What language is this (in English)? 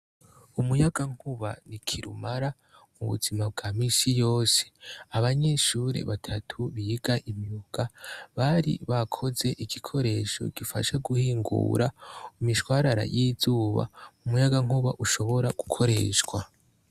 Rundi